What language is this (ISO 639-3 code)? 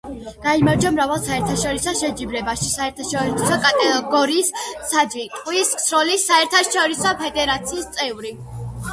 kat